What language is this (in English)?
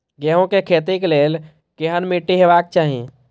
Maithili